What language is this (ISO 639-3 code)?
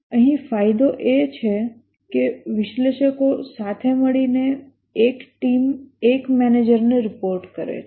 guj